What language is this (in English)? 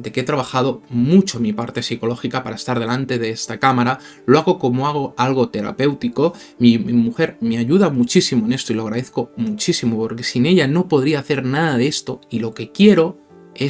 Spanish